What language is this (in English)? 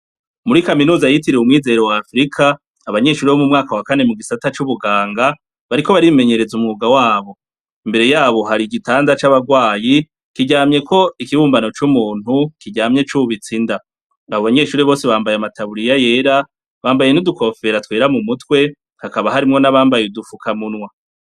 Rundi